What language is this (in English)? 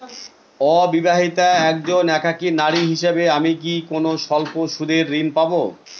Bangla